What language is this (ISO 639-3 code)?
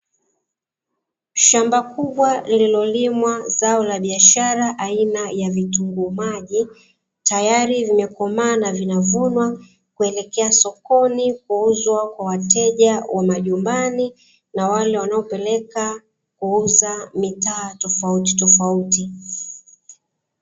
swa